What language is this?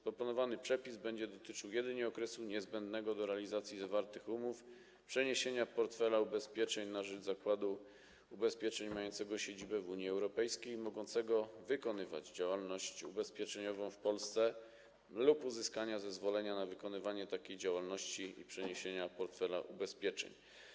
Polish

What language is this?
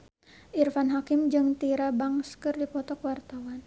Sundanese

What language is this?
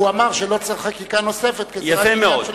Hebrew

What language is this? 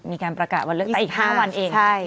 Thai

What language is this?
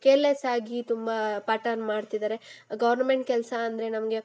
Kannada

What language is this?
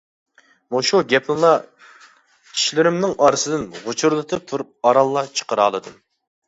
Uyghur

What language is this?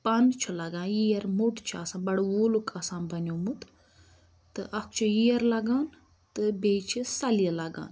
Kashmiri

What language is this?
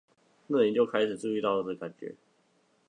Chinese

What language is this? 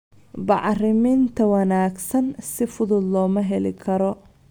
Somali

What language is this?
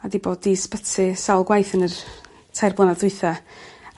Welsh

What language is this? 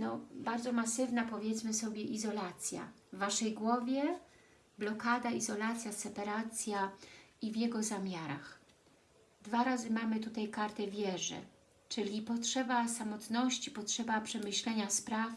Polish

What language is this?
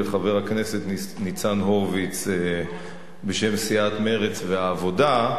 Hebrew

